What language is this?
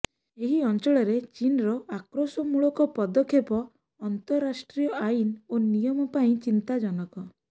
Odia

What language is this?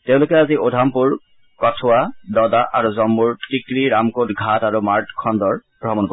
Assamese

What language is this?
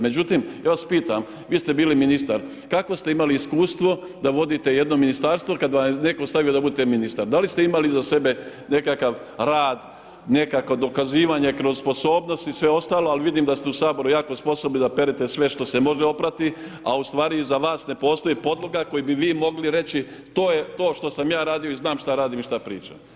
Croatian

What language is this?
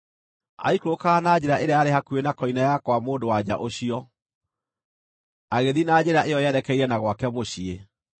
Kikuyu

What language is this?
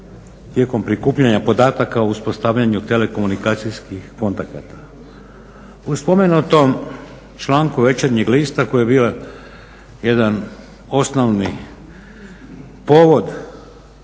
Croatian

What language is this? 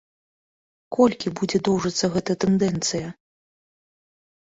Belarusian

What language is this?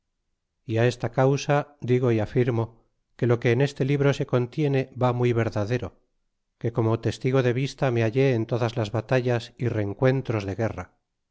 Spanish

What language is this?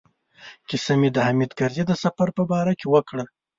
Pashto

